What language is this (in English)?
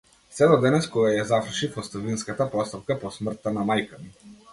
Macedonian